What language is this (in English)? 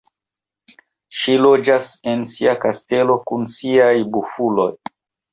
Esperanto